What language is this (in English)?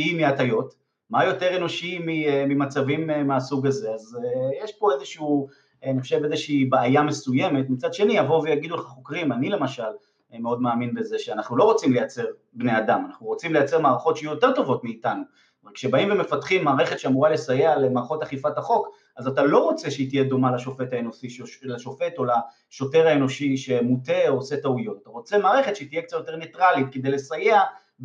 Hebrew